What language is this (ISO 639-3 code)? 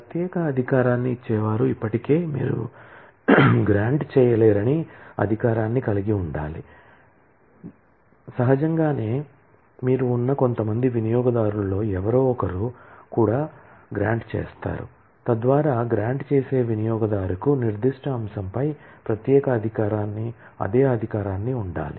tel